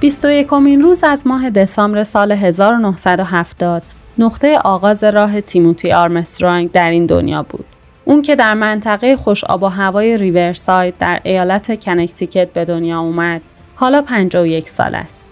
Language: Persian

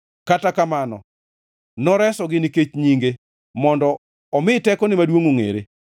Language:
Luo (Kenya and Tanzania)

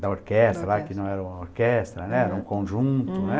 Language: Portuguese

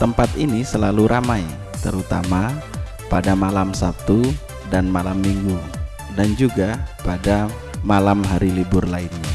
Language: Indonesian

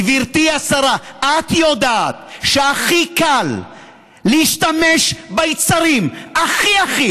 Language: Hebrew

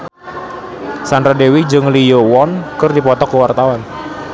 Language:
Sundanese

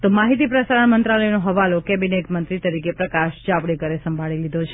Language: Gujarati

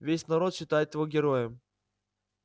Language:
Russian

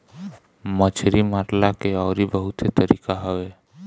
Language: Bhojpuri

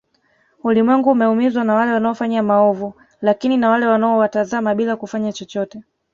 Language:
Swahili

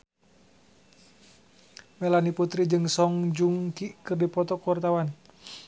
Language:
Sundanese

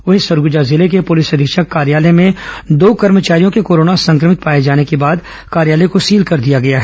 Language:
Hindi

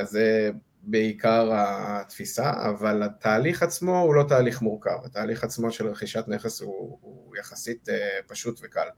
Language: Hebrew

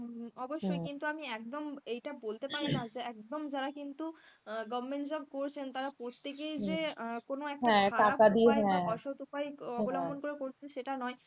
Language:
Bangla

